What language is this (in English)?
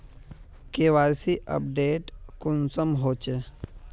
Magahi